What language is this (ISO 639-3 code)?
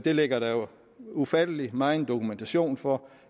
dan